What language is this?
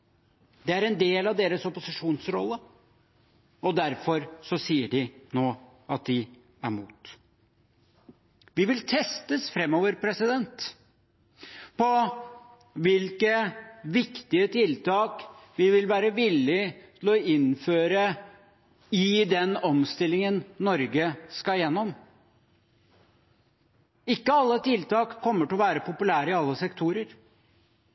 Norwegian Bokmål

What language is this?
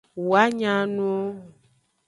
Aja (Benin)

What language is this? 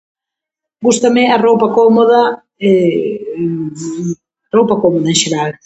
Galician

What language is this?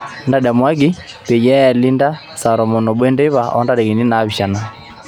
Masai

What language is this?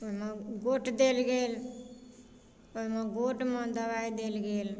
Maithili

